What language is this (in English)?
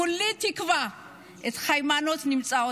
Hebrew